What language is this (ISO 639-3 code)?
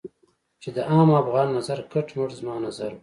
pus